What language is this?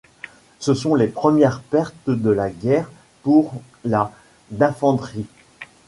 French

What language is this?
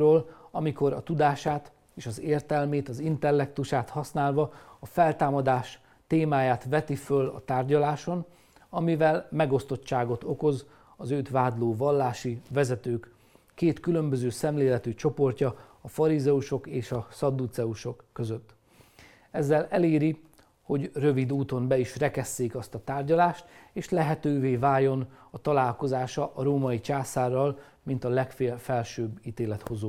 Hungarian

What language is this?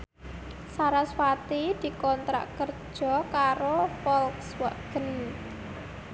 Javanese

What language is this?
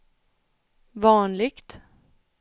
Swedish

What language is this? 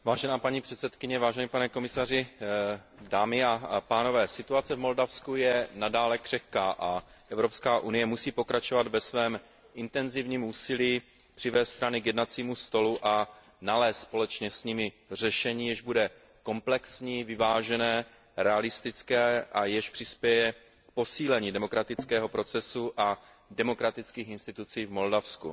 Czech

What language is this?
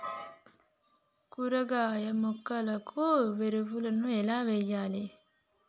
Telugu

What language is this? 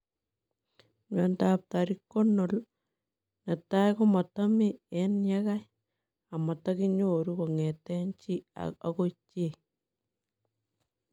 Kalenjin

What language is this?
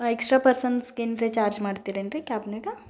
Kannada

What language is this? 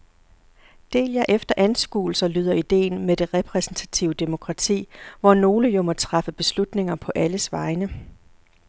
Danish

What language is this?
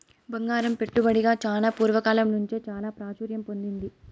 Telugu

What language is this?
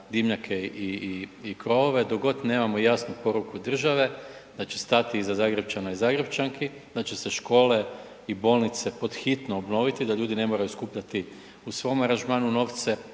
Croatian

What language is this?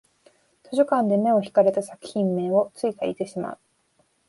Japanese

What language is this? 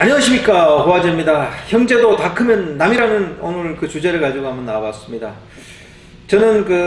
Korean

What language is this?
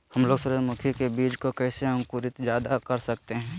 Magahi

